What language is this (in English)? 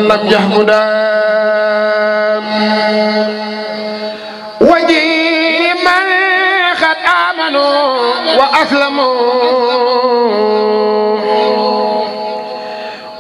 Arabic